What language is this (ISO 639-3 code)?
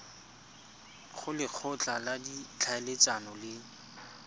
tsn